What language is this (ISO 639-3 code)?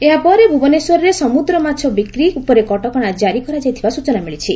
ori